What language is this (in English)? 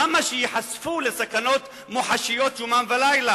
Hebrew